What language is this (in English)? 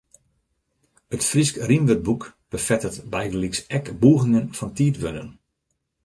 Western Frisian